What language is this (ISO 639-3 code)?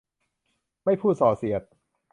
tha